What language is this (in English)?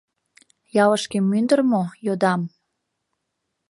Mari